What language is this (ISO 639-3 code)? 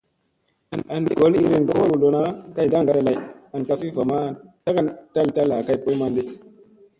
mse